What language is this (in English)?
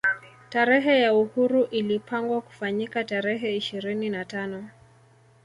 Swahili